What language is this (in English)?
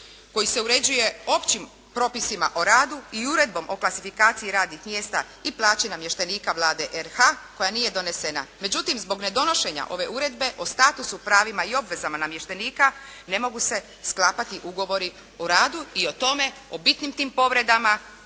Croatian